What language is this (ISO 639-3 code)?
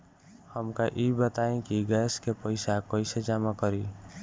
bho